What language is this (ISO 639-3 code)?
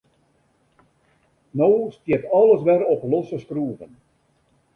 fry